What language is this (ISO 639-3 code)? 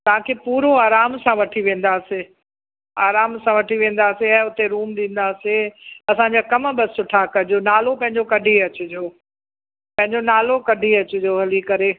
snd